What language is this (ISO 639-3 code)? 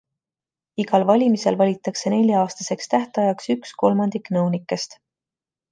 est